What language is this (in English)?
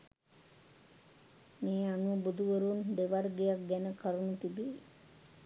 Sinhala